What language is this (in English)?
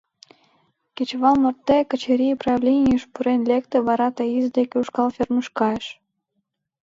Mari